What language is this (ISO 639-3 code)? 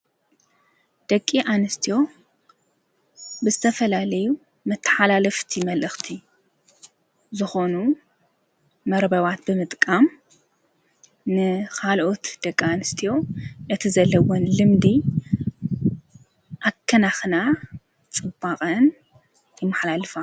tir